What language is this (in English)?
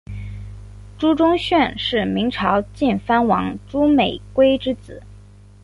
Chinese